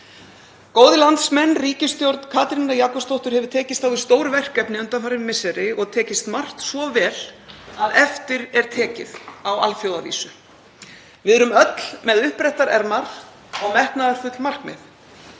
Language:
Icelandic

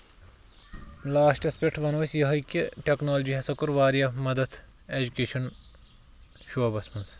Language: Kashmiri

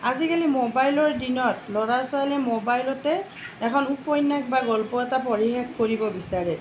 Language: Assamese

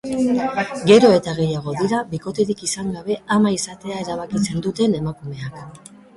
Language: Basque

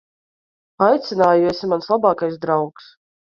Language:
Latvian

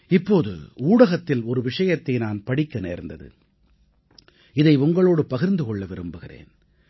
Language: Tamil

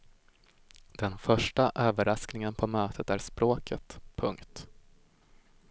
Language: Swedish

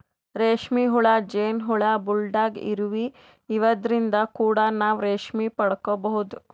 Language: Kannada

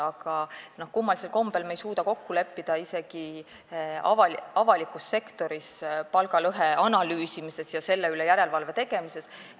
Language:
Estonian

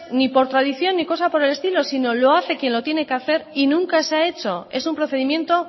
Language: Spanish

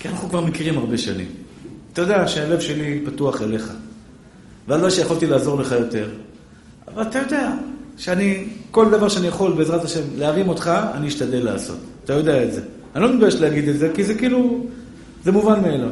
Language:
Hebrew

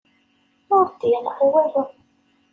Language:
Kabyle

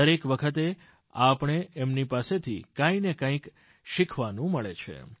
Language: Gujarati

